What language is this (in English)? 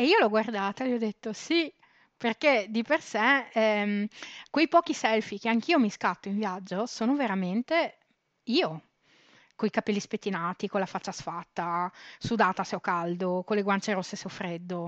Italian